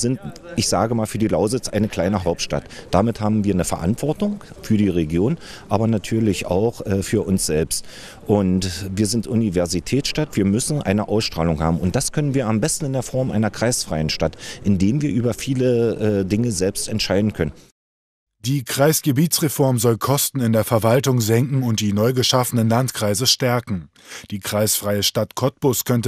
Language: German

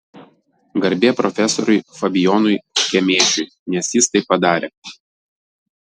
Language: Lithuanian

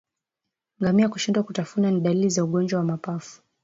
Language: Swahili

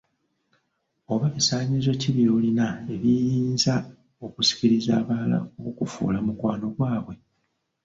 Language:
Ganda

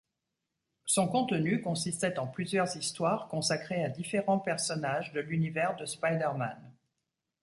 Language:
French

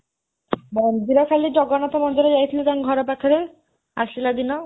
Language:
Odia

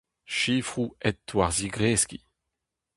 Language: Breton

